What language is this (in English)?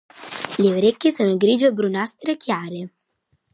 Italian